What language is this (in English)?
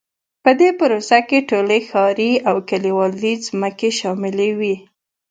Pashto